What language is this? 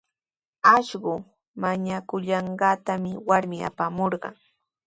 Sihuas Ancash Quechua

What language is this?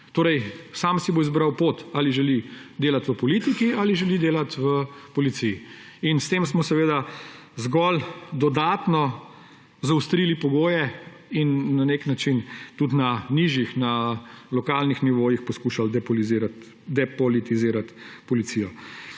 Slovenian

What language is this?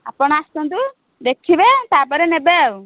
Odia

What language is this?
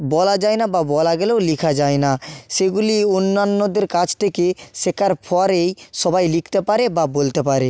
Bangla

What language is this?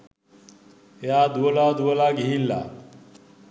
Sinhala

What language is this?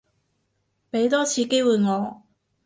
Cantonese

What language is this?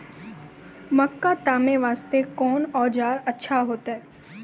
Maithili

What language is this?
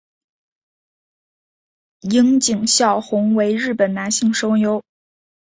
Chinese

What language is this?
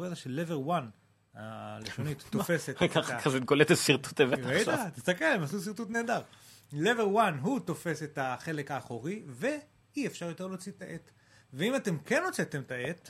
Hebrew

